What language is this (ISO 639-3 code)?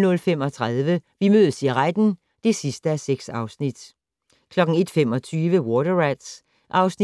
dan